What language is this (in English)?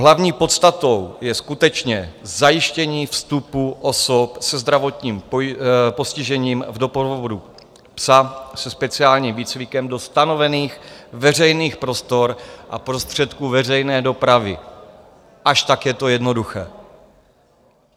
Czech